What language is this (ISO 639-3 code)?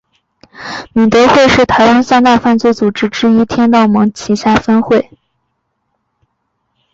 zho